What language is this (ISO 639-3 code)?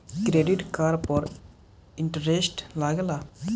bho